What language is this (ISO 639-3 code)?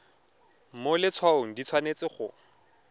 tsn